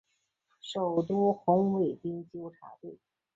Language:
Chinese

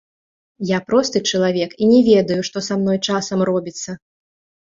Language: Belarusian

